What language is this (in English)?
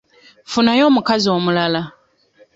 Ganda